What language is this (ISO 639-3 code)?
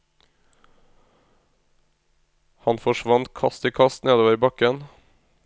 nor